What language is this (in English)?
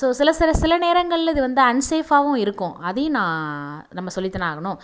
Tamil